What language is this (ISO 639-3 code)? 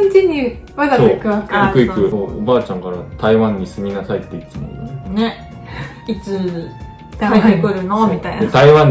jpn